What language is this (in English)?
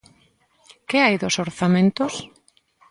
Galician